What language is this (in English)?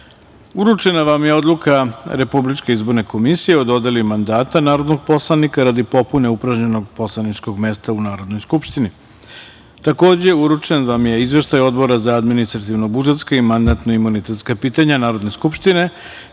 Serbian